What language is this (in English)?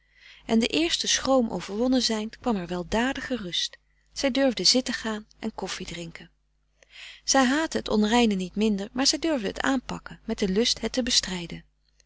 Dutch